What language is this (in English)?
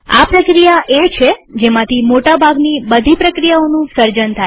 Gujarati